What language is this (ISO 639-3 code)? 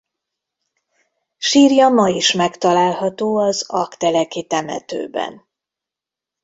hun